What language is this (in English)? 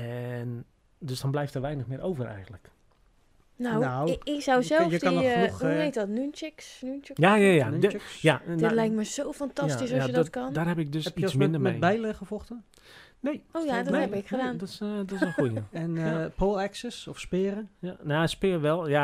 Dutch